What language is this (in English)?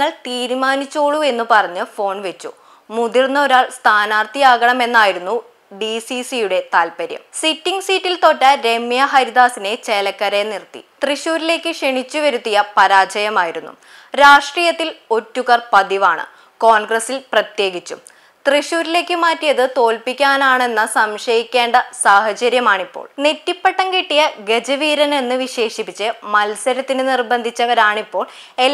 Polish